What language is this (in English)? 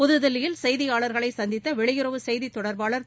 Tamil